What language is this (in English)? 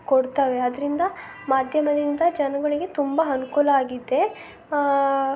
Kannada